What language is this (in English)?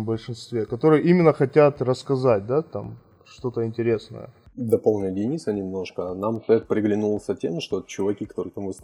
Russian